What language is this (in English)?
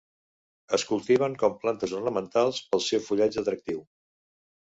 Catalan